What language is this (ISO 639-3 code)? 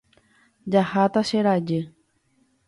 grn